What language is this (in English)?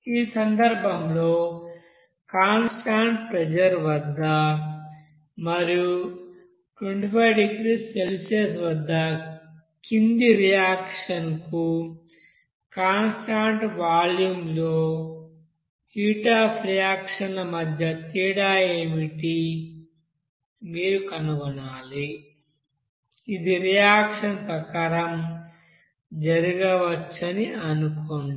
Telugu